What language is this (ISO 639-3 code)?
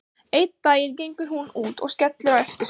isl